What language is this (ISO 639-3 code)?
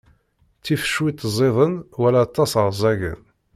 kab